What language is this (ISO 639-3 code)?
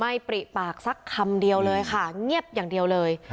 tha